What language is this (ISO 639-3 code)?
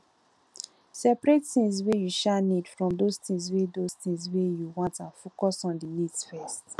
pcm